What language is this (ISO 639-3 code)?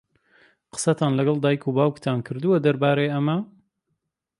ckb